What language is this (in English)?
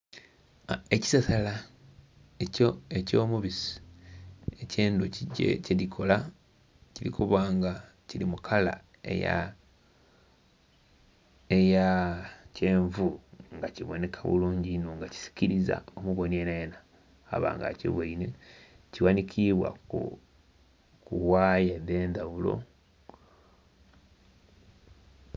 Soga